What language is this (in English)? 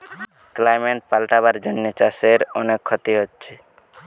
Bangla